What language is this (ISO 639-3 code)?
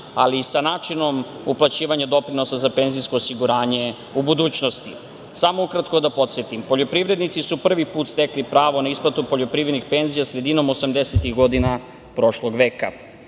srp